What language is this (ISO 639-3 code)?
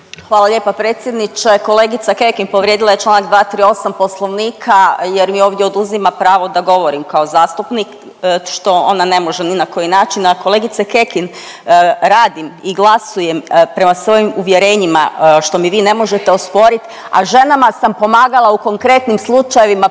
hrv